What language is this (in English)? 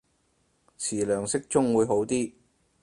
Cantonese